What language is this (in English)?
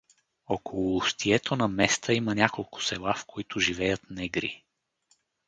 Bulgarian